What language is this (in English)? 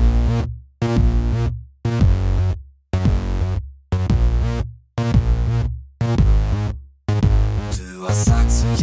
Dutch